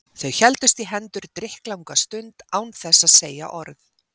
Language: Icelandic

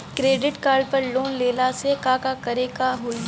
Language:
Bhojpuri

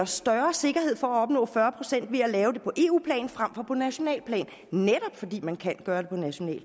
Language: Danish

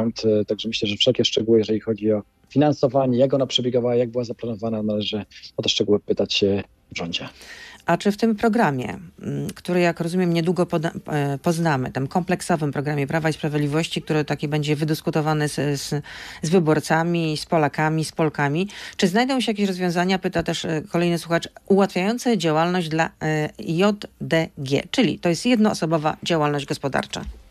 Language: Polish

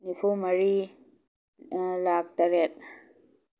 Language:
Manipuri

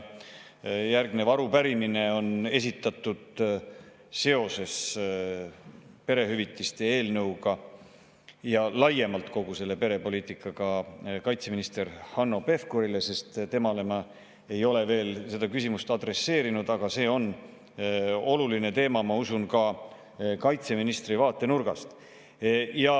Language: Estonian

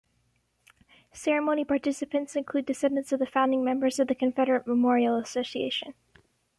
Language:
English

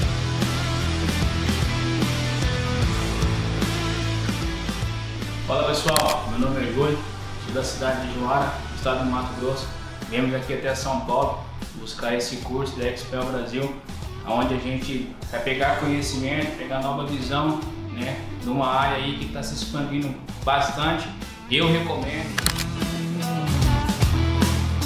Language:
Portuguese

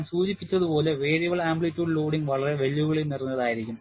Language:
Malayalam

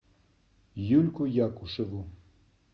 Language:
Russian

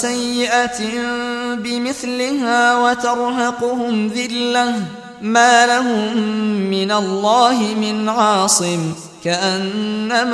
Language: Arabic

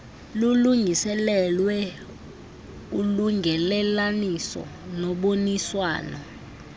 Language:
Xhosa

